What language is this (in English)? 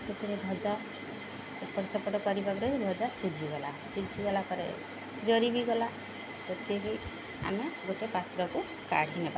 Odia